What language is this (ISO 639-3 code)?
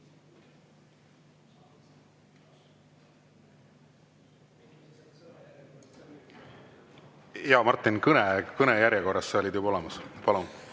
est